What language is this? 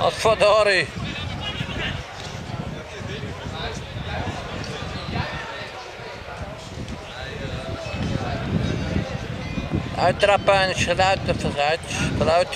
Dutch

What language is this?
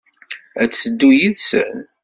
Kabyle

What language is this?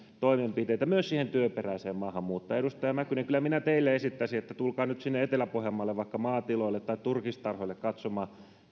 Finnish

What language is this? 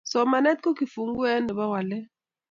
Kalenjin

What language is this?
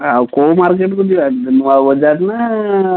Odia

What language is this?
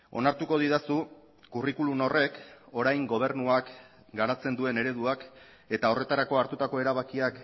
Basque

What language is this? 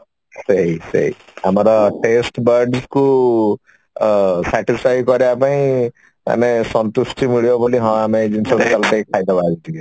Odia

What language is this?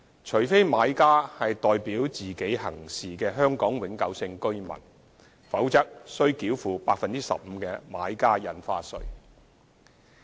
Cantonese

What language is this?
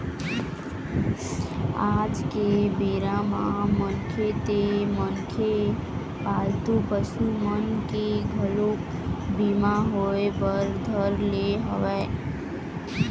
Chhattisgarhi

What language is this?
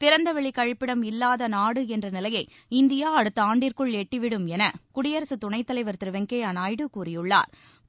Tamil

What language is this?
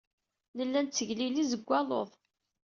Kabyle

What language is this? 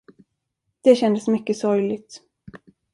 Swedish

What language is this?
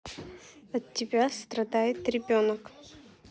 Russian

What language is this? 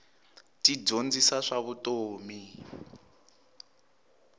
Tsonga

